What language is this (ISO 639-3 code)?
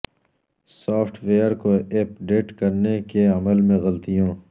urd